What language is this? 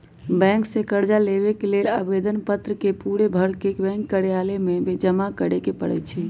Magahi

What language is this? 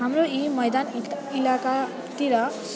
Nepali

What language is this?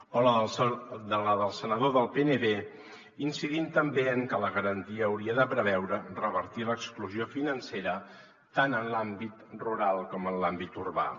Catalan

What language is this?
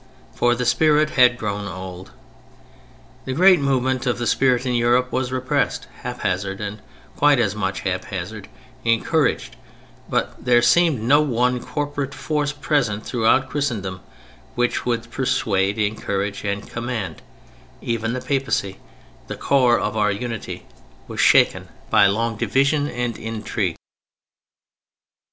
English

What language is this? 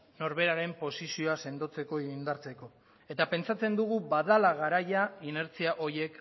Basque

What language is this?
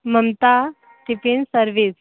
Hindi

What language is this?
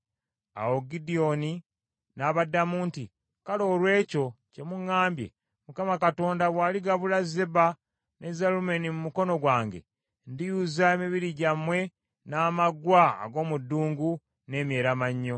Ganda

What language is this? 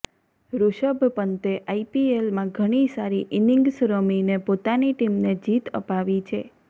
Gujarati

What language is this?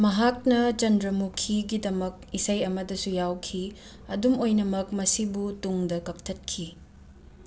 Manipuri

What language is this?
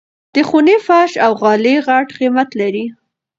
Pashto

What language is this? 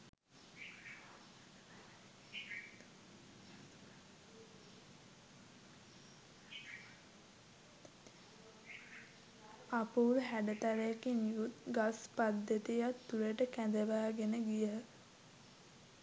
Sinhala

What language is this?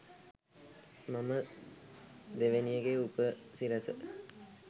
Sinhala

